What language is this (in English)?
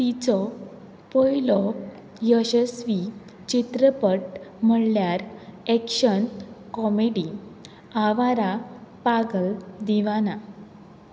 Konkani